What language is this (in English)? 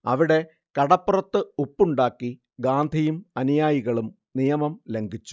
Malayalam